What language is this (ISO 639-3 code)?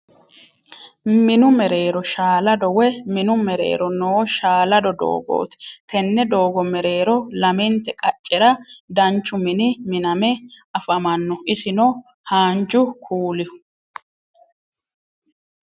sid